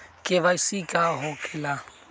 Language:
Magahi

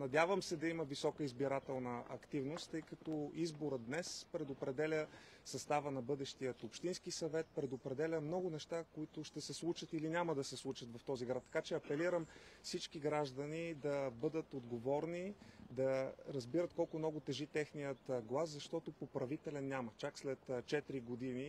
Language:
Bulgarian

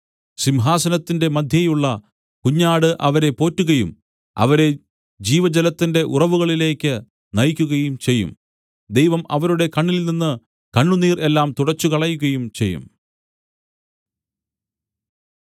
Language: Malayalam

